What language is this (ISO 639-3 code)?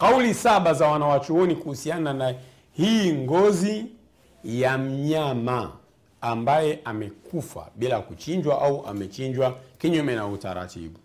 swa